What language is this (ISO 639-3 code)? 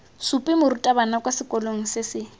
tsn